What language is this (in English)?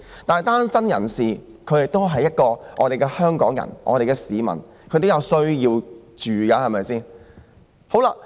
Cantonese